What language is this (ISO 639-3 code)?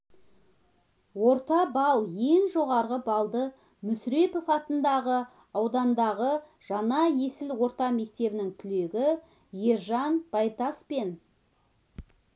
kaz